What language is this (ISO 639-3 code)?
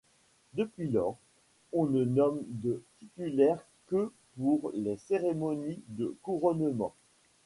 fra